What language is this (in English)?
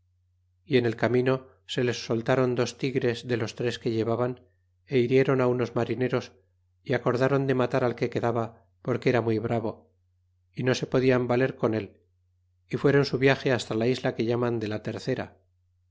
Spanish